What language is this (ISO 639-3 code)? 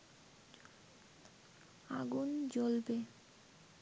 ben